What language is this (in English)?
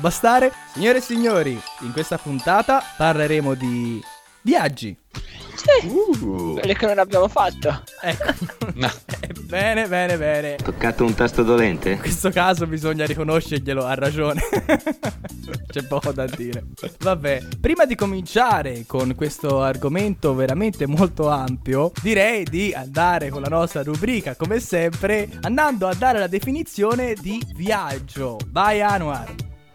Italian